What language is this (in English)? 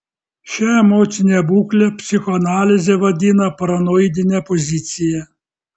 Lithuanian